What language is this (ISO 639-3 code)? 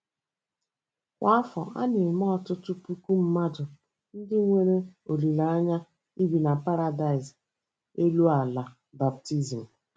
ibo